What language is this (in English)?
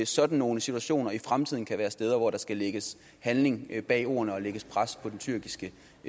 Danish